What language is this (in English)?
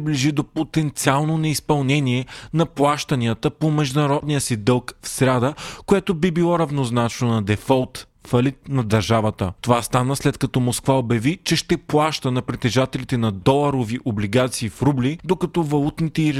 Bulgarian